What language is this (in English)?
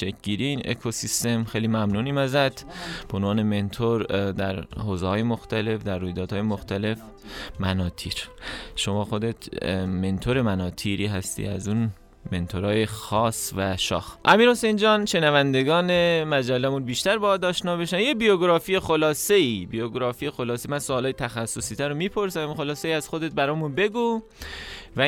Persian